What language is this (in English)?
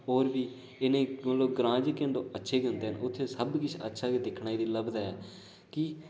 Dogri